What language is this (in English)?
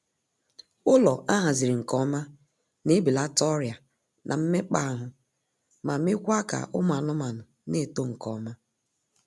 Igbo